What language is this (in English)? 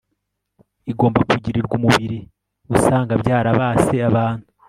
Kinyarwanda